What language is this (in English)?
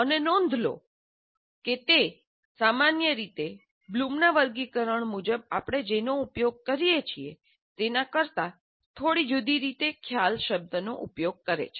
Gujarati